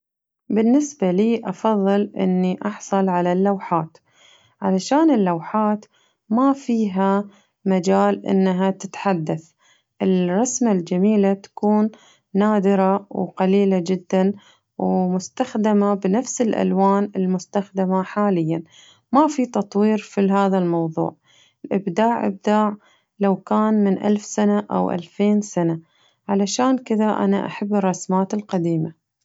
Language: Najdi Arabic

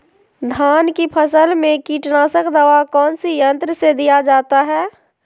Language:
Magahi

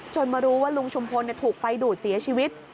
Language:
Thai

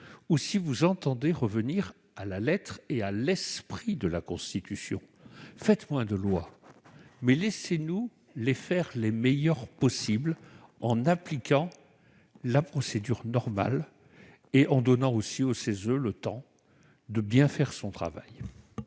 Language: French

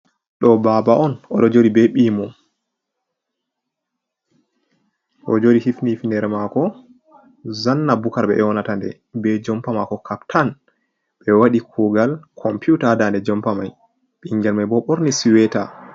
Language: Fula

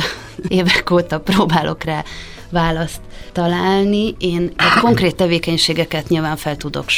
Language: Hungarian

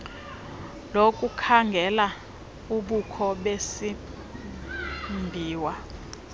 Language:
Xhosa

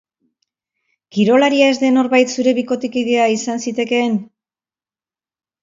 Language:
Basque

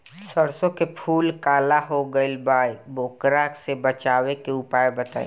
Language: Bhojpuri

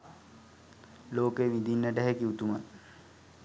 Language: Sinhala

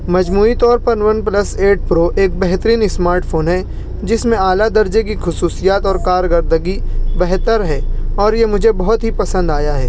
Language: Urdu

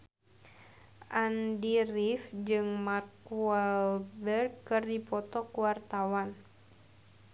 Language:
Sundanese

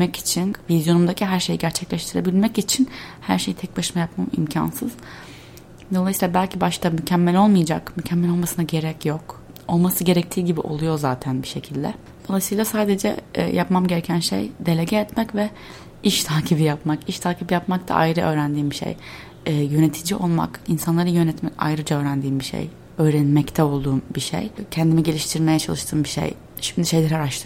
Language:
Turkish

